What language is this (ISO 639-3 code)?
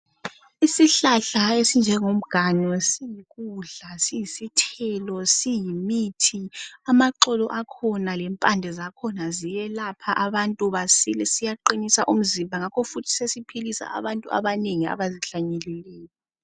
nde